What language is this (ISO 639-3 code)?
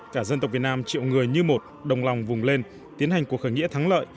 vie